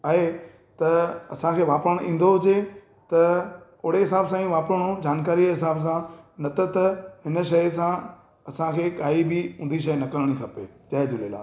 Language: Sindhi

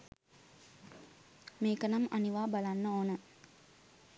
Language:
Sinhala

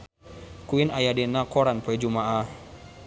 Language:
Sundanese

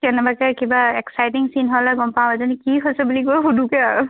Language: Assamese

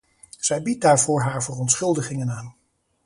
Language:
Dutch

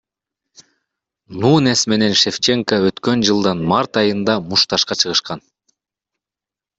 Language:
Kyrgyz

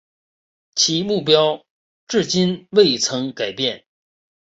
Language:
Chinese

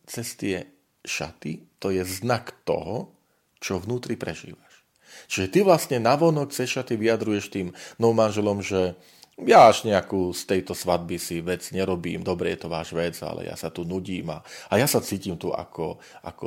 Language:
Slovak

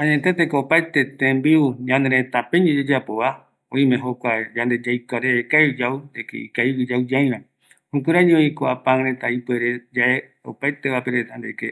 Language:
Eastern Bolivian Guaraní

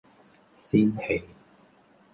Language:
Cantonese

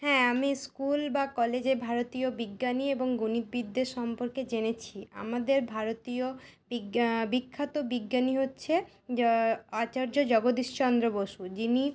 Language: Bangla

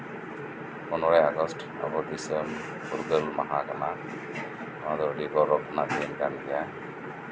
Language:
Santali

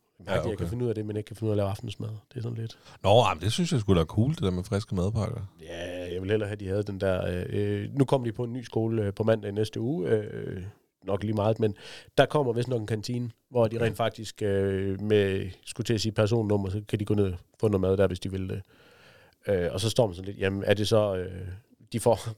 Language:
Danish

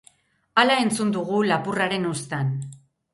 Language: Basque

